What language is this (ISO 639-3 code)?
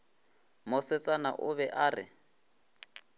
nso